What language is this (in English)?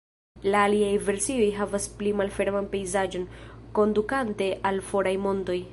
Esperanto